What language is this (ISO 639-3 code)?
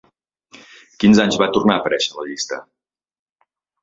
cat